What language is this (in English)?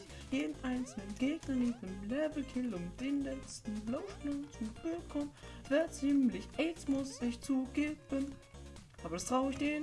German